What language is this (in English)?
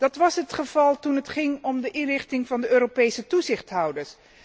Dutch